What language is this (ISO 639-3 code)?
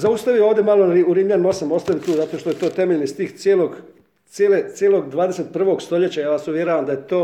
hrv